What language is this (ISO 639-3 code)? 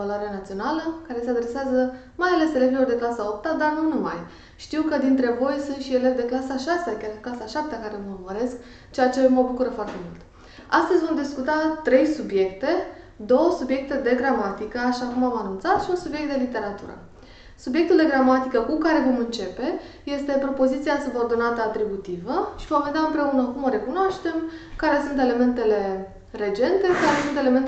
ron